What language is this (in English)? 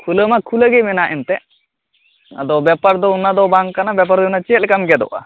Santali